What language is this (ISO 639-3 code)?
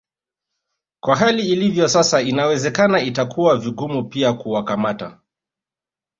swa